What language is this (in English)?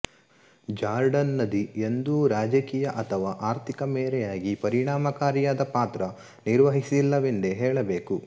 Kannada